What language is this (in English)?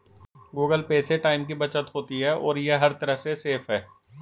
Hindi